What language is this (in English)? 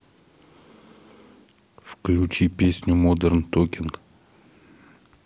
Russian